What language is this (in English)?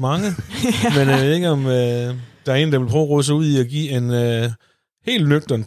Danish